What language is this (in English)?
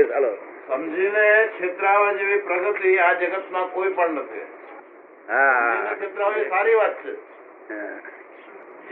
Gujarati